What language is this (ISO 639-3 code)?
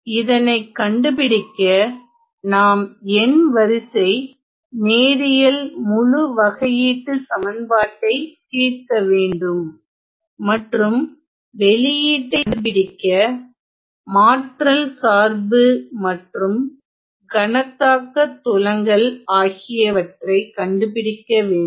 tam